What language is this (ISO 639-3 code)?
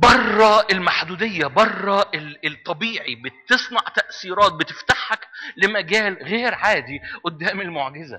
ara